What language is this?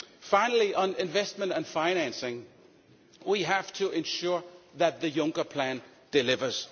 English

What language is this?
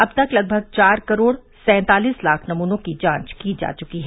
Hindi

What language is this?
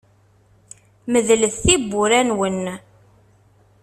Kabyle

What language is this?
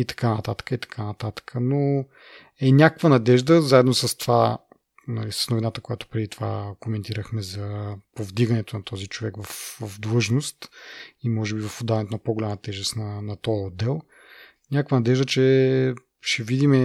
Bulgarian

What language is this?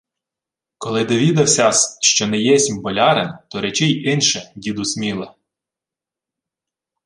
Ukrainian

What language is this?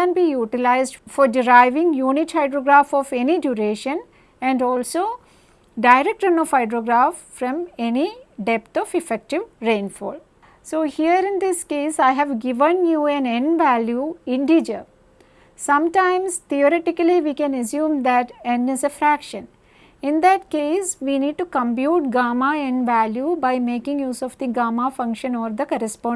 English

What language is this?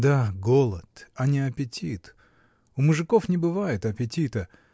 Russian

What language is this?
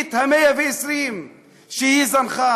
Hebrew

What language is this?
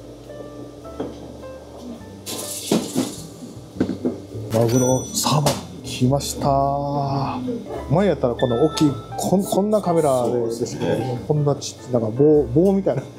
Japanese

